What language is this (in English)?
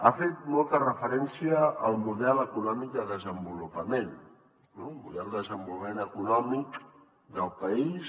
Catalan